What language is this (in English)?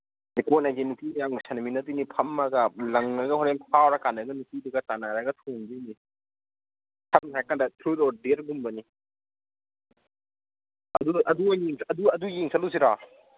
Manipuri